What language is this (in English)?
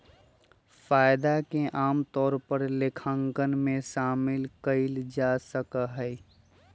Magahi